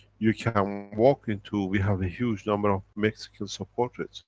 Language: English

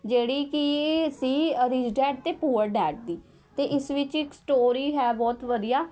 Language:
Punjabi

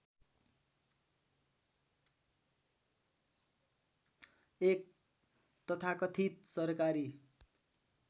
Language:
Nepali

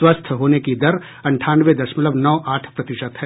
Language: Hindi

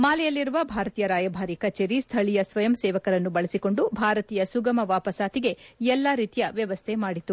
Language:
Kannada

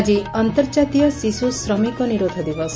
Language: Odia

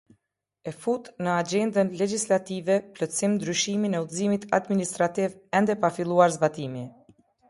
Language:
Albanian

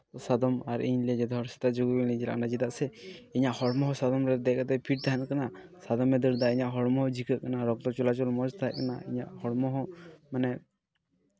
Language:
Santali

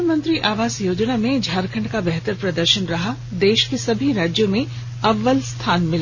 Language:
Hindi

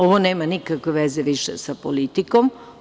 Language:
Serbian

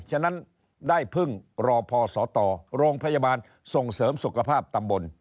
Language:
Thai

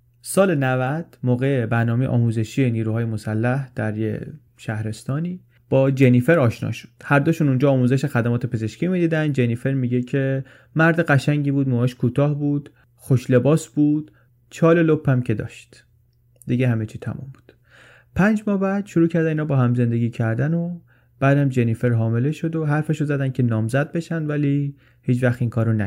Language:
Persian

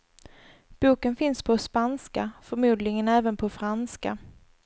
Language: Swedish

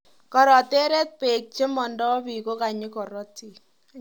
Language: Kalenjin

